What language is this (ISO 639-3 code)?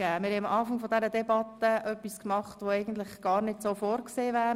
gsw